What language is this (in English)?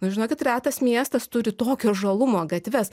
Lithuanian